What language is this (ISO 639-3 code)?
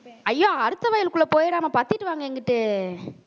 tam